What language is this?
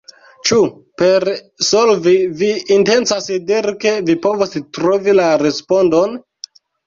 Esperanto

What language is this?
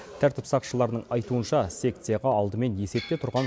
Kazakh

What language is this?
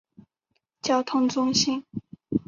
Chinese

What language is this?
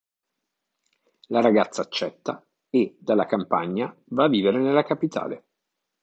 Italian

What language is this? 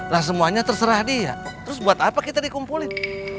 Indonesian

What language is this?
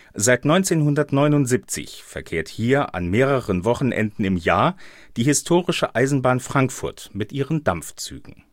German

